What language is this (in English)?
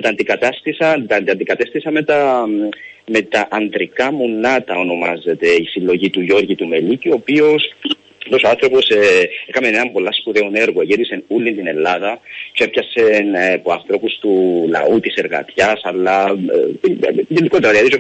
Greek